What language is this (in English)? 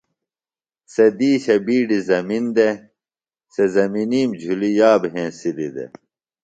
Phalura